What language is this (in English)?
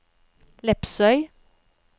Norwegian